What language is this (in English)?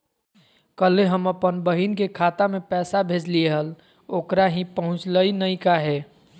Magahi